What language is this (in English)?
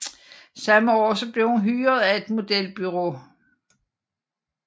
Danish